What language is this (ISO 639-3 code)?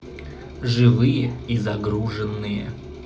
rus